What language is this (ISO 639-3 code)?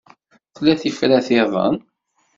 kab